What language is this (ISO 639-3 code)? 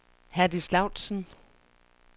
dan